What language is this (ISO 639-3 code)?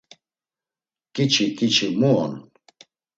lzz